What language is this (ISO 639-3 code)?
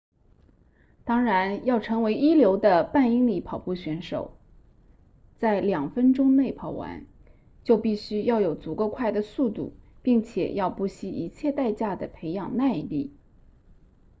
zho